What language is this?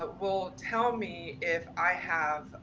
English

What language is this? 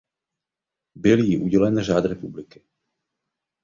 Czech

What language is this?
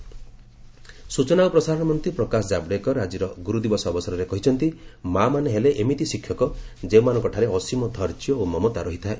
Odia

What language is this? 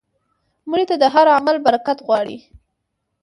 Pashto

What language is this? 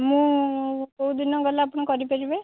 Odia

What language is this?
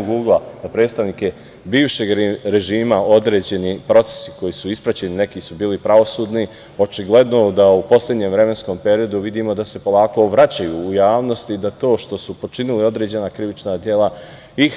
Serbian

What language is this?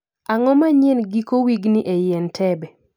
Luo (Kenya and Tanzania)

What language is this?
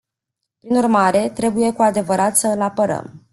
Romanian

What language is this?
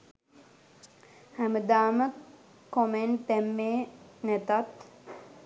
Sinhala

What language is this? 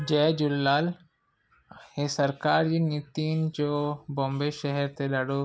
Sindhi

